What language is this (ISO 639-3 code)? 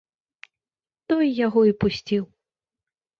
bel